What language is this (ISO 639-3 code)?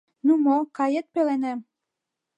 chm